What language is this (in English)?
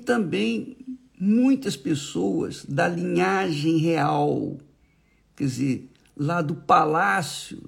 Portuguese